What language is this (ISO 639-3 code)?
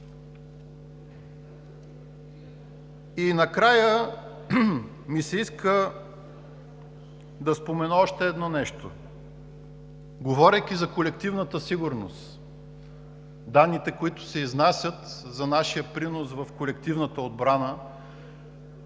bul